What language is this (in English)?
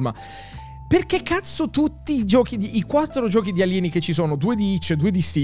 Italian